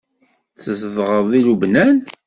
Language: Kabyle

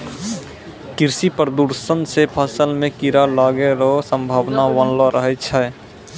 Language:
Maithili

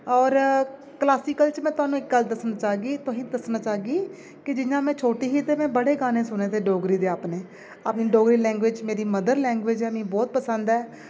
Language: Dogri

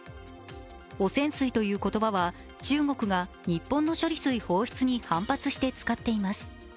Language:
Japanese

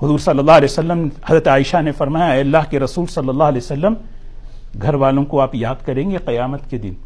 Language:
Urdu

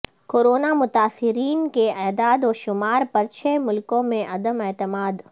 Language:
Urdu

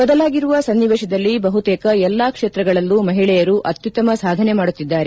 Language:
Kannada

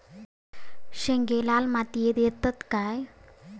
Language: Marathi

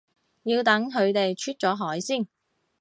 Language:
Cantonese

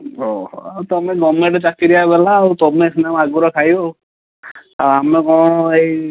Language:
Odia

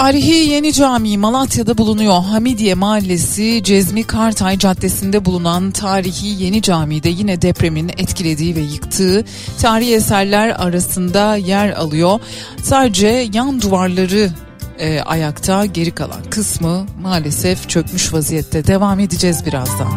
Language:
Turkish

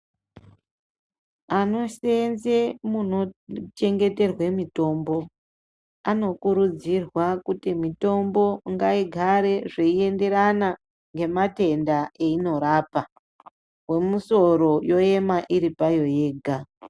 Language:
Ndau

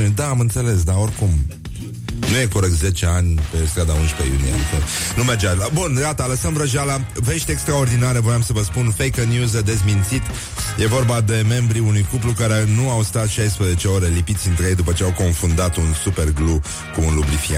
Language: Romanian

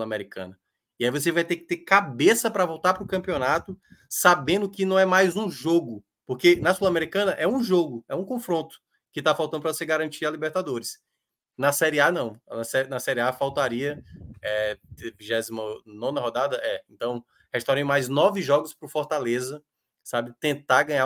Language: Portuguese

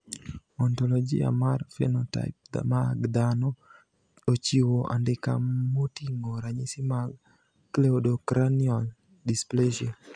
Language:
Luo (Kenya and Tanzania)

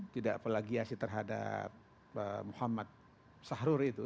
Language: Indonesian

